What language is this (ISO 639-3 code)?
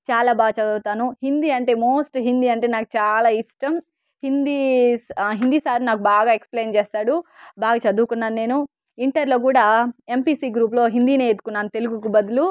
tel